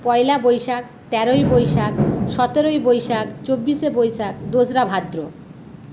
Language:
Bangla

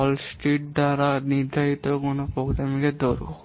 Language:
Bangla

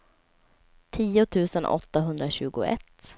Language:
Swedish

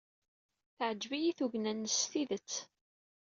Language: Kabyle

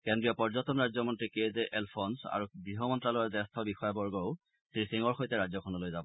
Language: Assamese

